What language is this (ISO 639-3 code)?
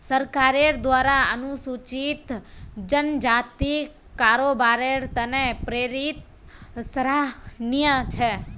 mag